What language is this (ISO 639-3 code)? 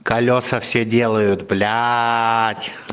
rus